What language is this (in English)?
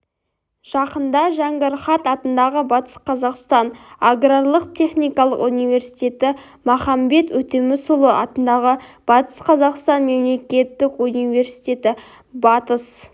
Kazakh